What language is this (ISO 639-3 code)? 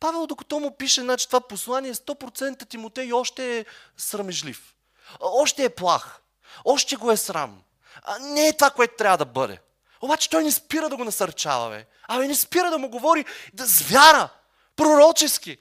bul